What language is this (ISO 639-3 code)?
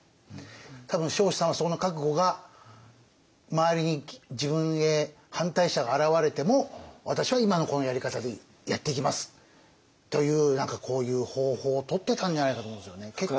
jpn